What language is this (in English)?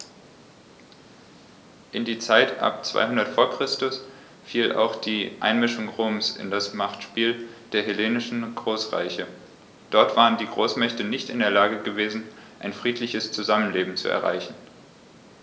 German